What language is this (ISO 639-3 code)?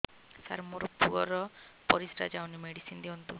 ori